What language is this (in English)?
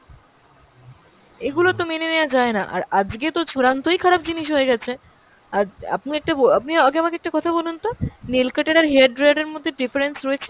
Bangla